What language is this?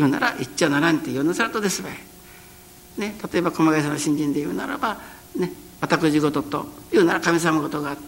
Japanese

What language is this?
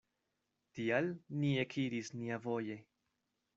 Esperanto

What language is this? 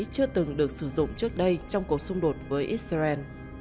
Vietnamese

